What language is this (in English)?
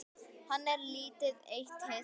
Icelandic